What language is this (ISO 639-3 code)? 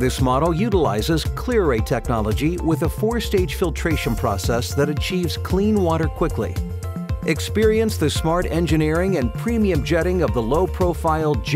eng